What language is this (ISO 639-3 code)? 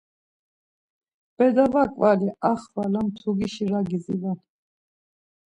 lzz